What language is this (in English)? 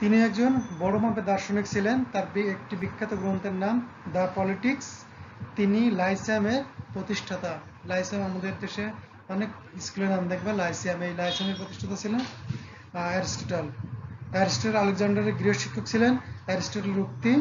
Turkish